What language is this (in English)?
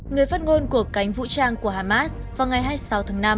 Vietnamese